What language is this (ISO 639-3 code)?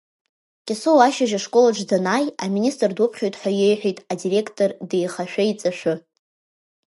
abk